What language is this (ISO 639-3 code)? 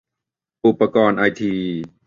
tha